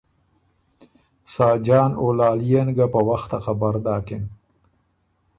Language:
Ormuri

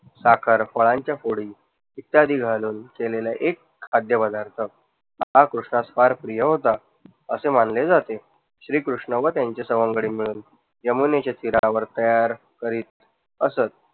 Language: Marathi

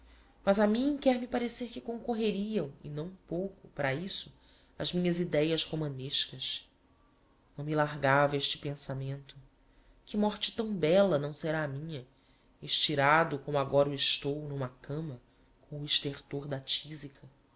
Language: Portuguese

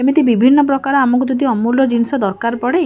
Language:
Odia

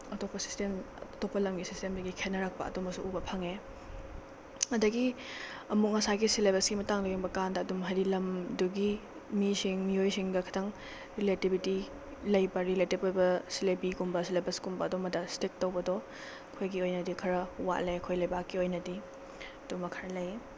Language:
Manipuri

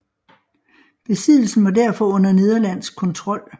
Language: Danish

